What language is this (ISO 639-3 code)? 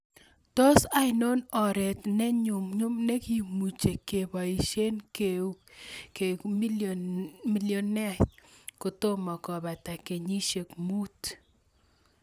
kln